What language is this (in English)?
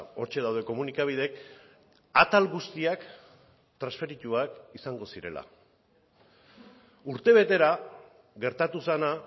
Basque